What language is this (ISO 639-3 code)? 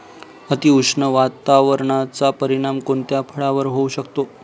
mar